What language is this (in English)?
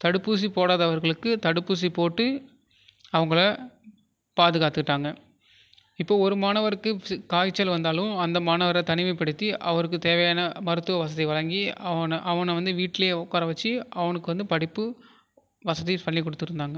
Tamil